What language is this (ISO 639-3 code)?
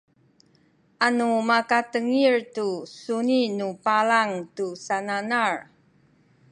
szy